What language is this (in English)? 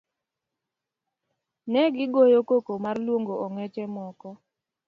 Luo (Kenya and Tanzania)